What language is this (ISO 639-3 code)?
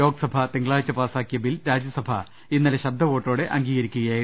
mal